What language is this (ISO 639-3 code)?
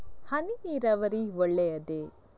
kan